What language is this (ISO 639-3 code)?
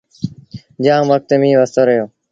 sbn